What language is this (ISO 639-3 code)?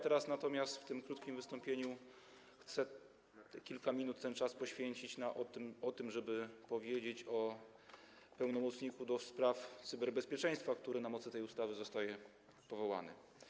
pol